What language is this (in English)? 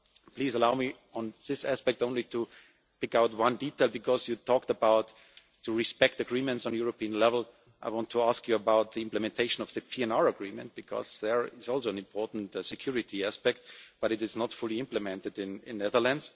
English